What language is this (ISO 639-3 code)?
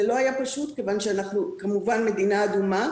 heb